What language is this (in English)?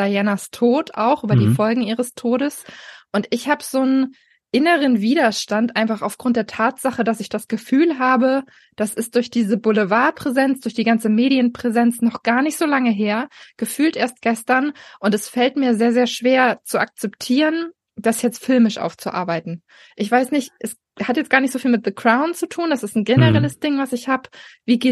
German